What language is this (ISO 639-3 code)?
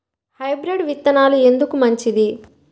tel